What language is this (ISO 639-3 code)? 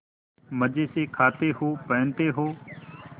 hin